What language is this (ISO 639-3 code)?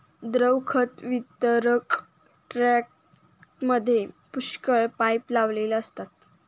mar